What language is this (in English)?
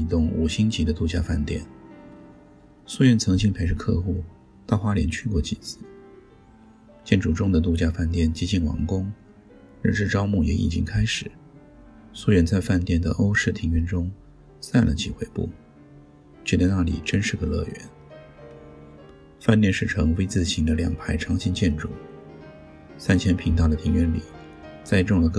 Chinese